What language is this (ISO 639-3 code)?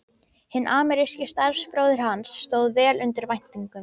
isl